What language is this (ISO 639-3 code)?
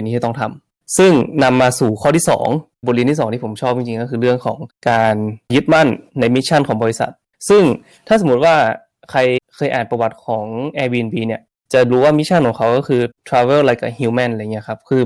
tha